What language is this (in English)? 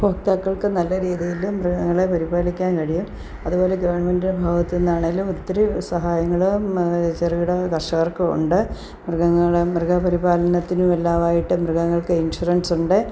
Malayalam